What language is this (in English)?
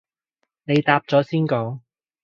Cantonese